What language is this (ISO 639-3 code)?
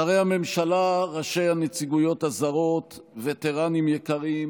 heb